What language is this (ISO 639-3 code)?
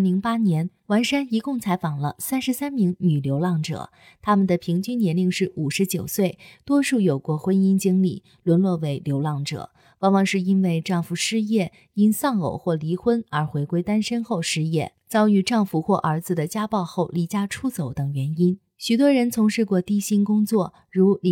zho